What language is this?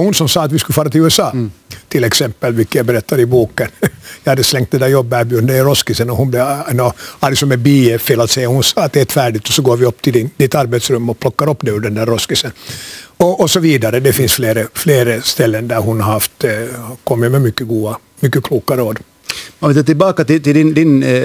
Swedish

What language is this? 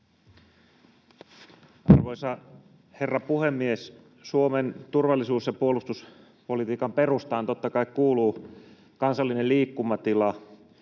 Finnish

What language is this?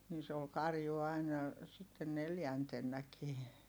Finnish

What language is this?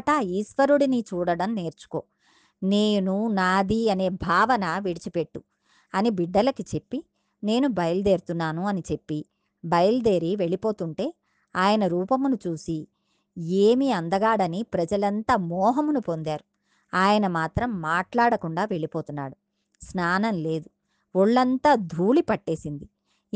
Telugu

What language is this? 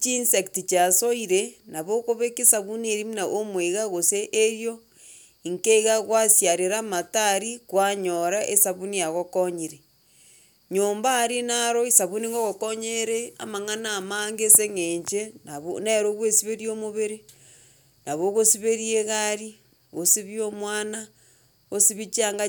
Gusii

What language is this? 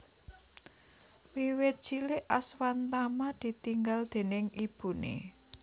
Javanese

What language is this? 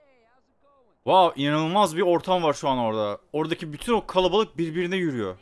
Turkish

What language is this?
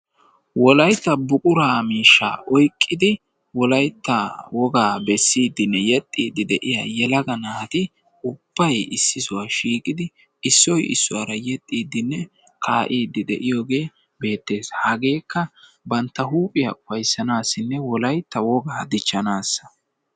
Wolaytta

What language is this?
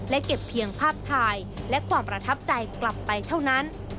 Thai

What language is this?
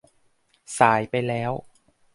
Thai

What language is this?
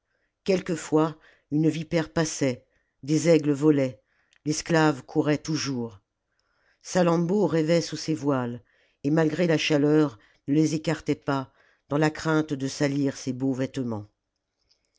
French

